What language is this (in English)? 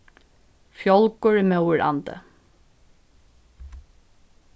Faroese